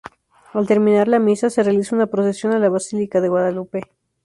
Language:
Spanish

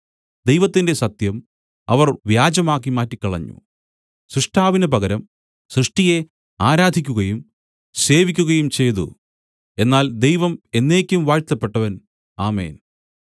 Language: Malayalam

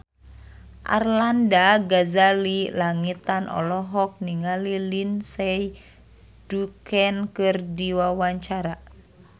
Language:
Sundanese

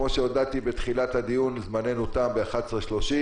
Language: Hebrew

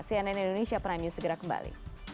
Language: Indonesian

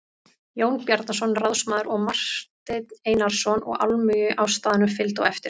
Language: Icelandic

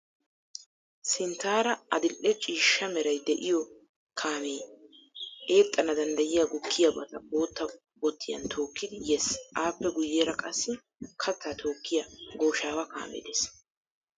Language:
Wolaytta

